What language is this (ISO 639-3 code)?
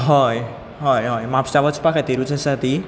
kok